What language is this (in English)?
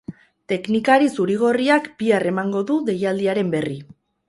Basque